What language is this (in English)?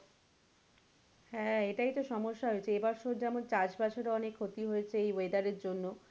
Bangla